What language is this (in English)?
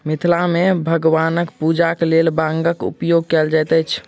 Maithili